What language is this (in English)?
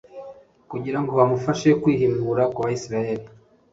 Kinyarwanda